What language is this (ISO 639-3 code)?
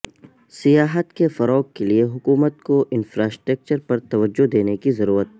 urd